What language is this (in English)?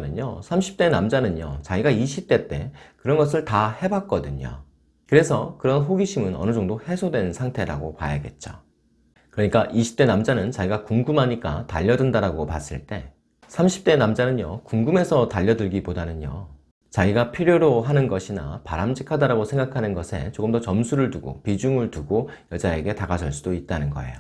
Korean